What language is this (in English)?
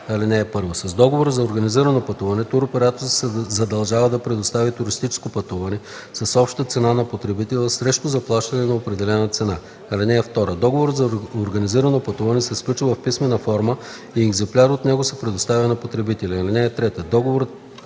Bulgarian